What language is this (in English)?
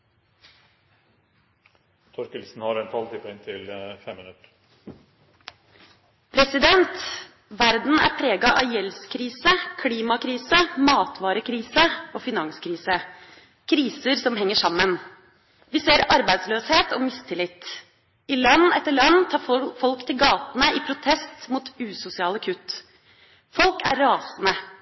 Norwegian Bokmål